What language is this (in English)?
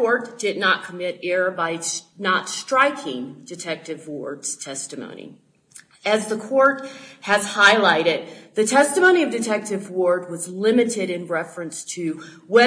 English